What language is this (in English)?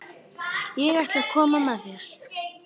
Icelandic